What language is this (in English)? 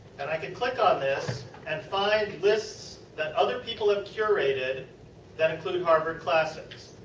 English